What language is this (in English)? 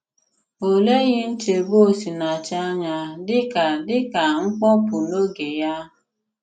Igbo